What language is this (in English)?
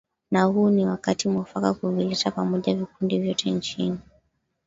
Swahili